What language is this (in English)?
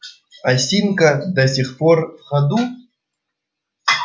Russian